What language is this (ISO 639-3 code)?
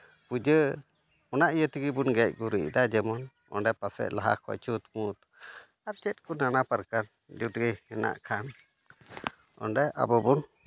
sat